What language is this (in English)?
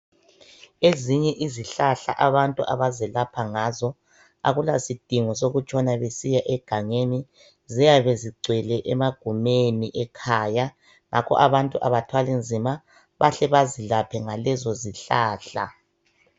North Ndebele